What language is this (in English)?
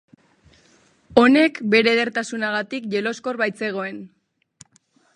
Basque